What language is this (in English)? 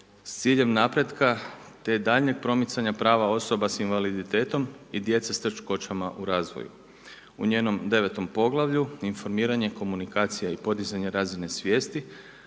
Croatian